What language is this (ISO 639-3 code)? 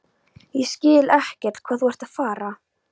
isl